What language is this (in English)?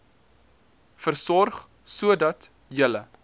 Afrikaans